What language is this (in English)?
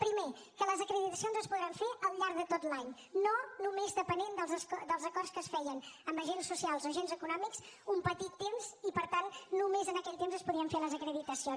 Catalan